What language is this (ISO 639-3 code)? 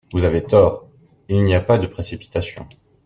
fra